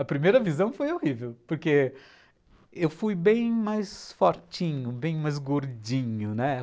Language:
Portuguese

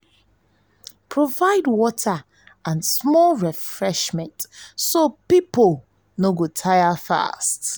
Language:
Nigerian Pidgin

